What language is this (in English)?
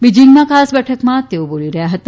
Gujarati